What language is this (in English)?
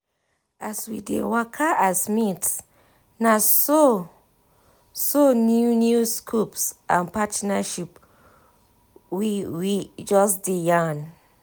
Nigerian Pidgin